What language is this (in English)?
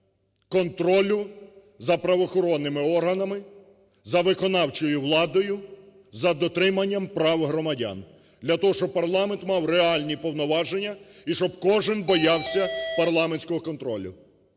Ukrainian